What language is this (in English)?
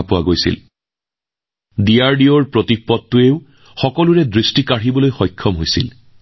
Assamese